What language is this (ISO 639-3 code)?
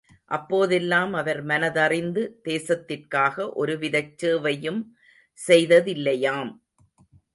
tam